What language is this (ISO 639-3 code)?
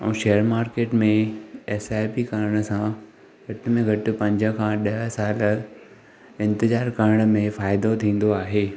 snd